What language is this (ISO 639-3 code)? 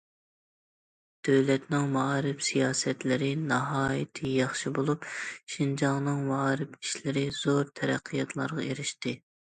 uig